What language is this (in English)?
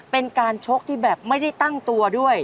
Thai